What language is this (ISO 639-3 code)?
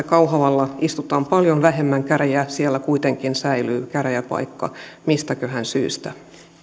fin